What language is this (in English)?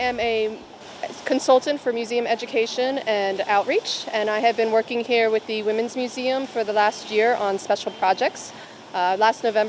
Vietnamese